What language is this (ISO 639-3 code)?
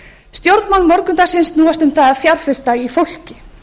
isl